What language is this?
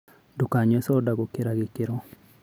Kikuyu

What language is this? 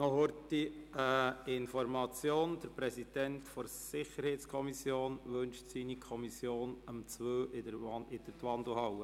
Swiss German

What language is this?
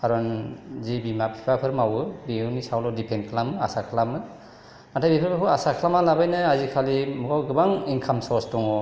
Bodo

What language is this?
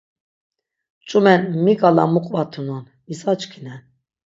Laz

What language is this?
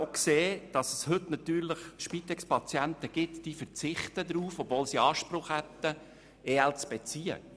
Swiss German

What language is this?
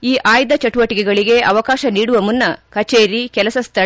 Kannada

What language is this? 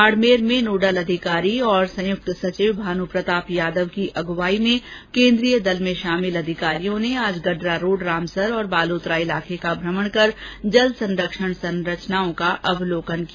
Hindi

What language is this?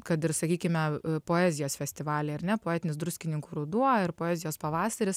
Lithuanian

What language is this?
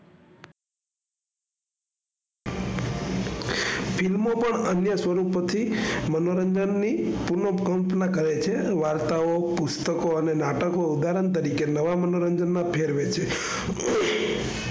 Gujarati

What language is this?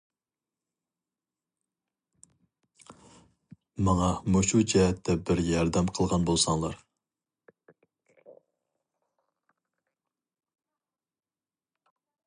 Uyghur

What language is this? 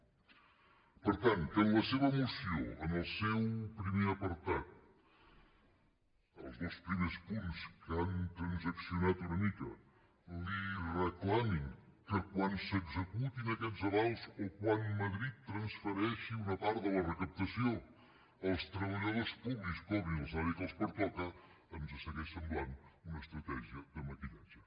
Catalan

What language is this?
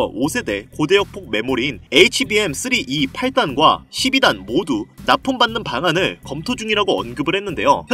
Korean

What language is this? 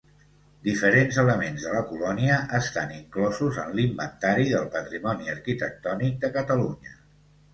Catalan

